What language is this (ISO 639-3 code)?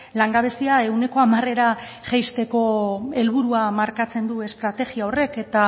eus